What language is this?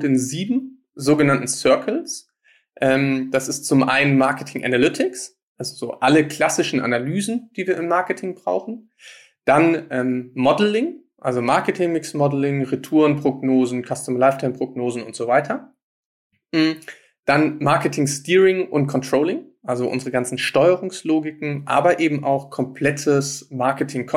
German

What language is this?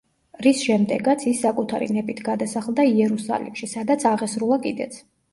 Georgian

